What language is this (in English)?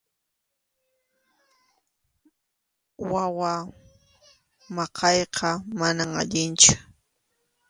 Arequipa-La Unión Quechua